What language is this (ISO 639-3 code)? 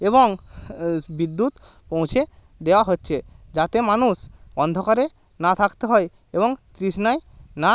ben